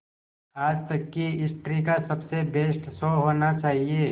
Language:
Hindi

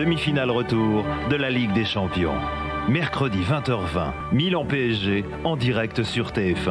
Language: French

